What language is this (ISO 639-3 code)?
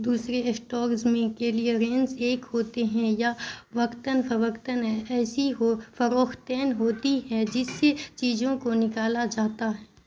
urd